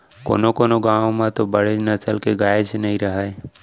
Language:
Chhattisgarhi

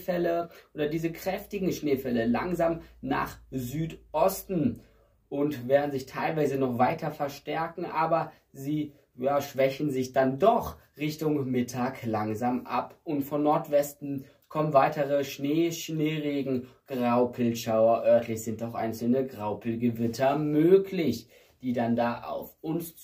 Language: German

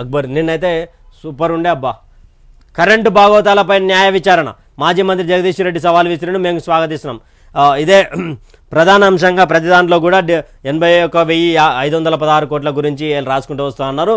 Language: Telugu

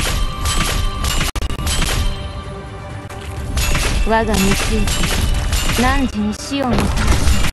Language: Japanese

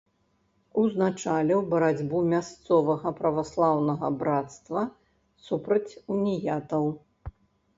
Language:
Belarusian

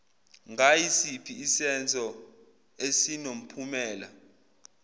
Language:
Zulu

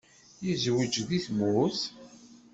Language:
Kabyle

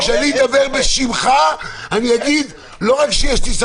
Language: Hebrew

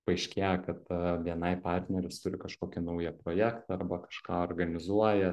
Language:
Lithuanian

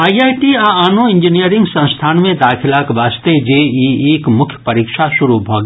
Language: Maithili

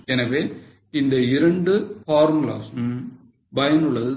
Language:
Tamil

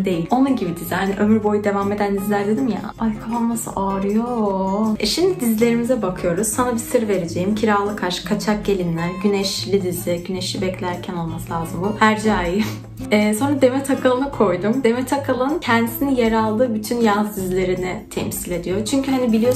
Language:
Turkish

